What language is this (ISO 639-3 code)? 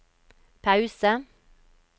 nor